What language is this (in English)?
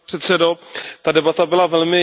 Czech